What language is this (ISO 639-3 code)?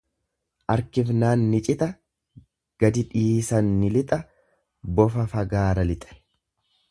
orm